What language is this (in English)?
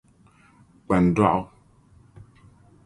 Dagbani